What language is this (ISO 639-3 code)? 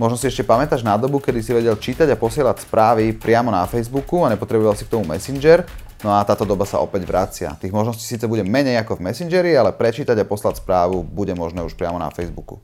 slk